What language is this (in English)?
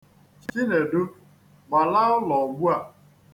Igbo